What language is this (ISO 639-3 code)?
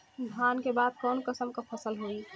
bho